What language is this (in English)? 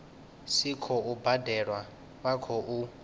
Venda